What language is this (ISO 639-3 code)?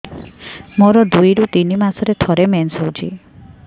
ori